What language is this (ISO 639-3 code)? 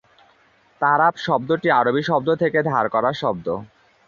ben